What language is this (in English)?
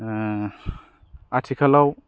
Bodo